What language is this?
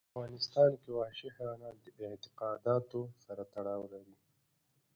Pashto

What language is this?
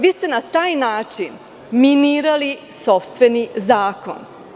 Serbian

